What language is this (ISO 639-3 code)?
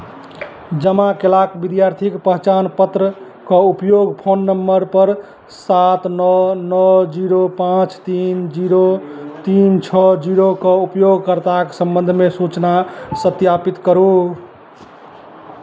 mai